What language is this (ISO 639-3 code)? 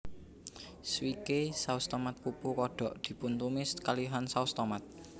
jav